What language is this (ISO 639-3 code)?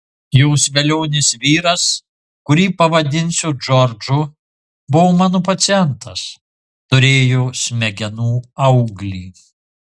lit